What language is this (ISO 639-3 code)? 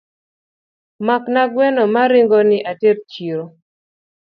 luo